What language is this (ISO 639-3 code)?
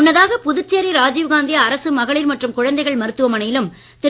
tam